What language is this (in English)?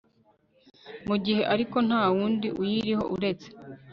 Kinyarwanda